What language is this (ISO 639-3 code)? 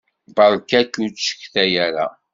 kab